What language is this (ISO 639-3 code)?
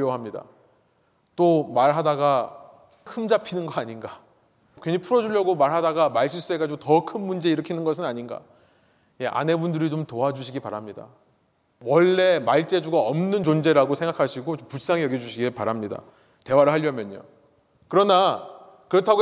kor